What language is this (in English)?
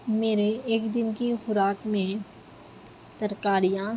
Urdu